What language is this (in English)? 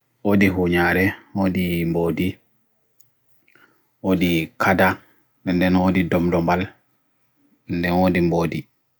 Bagirmi Fulfulde